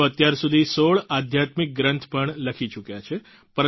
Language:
Gujarati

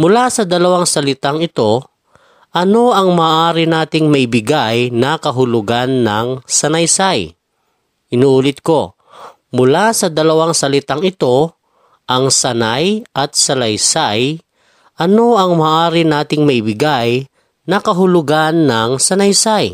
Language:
Filipino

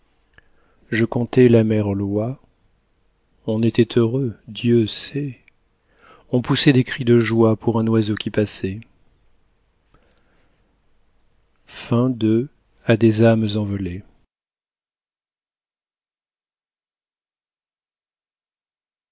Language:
French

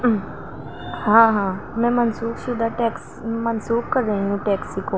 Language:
Urdu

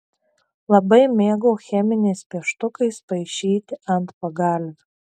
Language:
Lithuanian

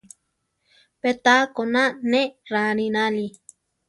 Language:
Central Tarahumara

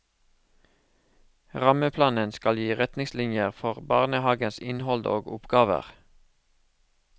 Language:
Norwegian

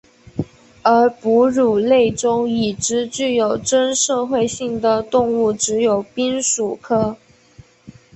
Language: Chinese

